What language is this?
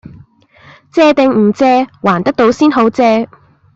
Cantonese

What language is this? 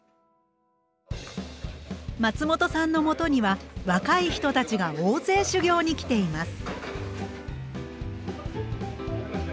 Japanese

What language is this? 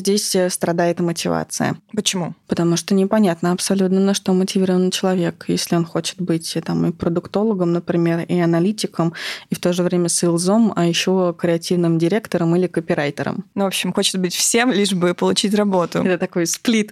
Russian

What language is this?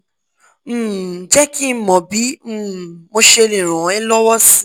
Yoruba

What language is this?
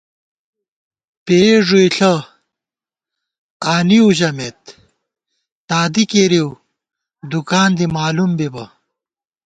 Gawar-Bati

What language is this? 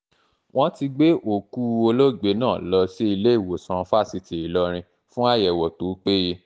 Yoruba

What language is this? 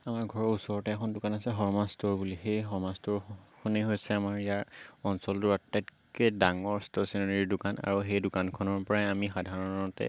Assamese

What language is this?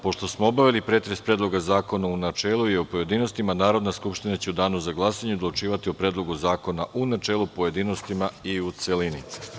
Serbian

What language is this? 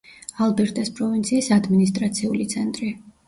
Georgian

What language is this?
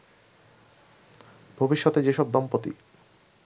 Bangla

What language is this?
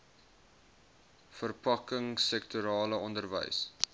Afrikaans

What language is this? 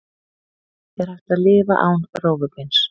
Icelandic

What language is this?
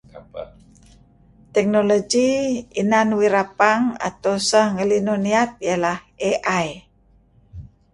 Kelabit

